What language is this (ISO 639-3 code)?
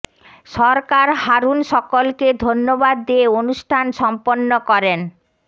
ben